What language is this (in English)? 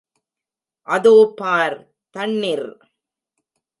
Tamil